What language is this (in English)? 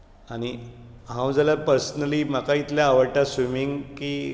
Konkani